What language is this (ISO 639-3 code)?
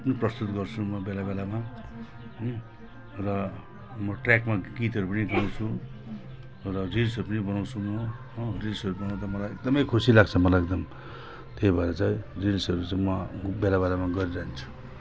nep